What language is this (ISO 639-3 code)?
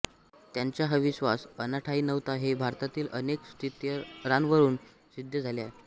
mar